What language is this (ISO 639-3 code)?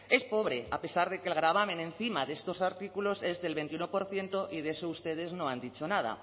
spa